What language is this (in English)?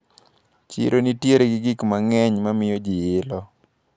Luo (Kenya and Tanzania)